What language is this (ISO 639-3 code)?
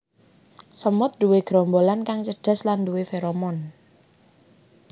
jav